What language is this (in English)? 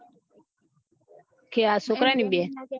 Gujarati